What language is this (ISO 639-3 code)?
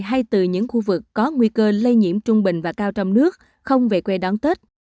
vie